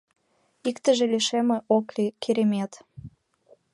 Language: Mari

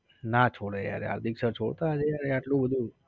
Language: Gujarati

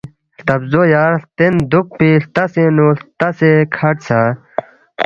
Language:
Balti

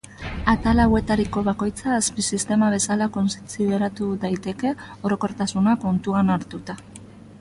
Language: Basque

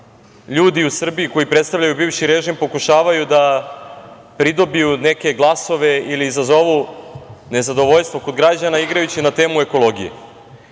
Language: Serbian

